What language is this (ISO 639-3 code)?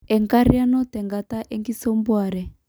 mas